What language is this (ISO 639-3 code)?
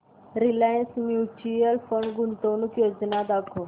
mar